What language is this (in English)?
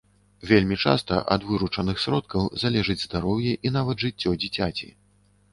Belarusian